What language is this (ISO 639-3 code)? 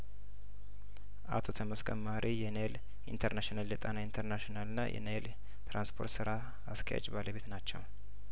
amh